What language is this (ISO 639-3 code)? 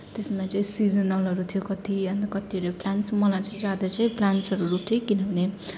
nep